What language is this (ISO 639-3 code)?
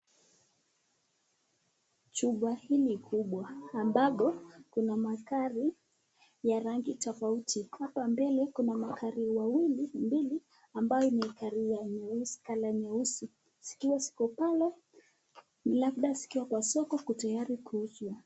swa